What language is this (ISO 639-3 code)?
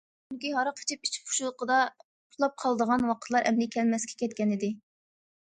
uig